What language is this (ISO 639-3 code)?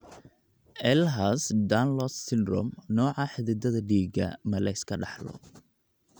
som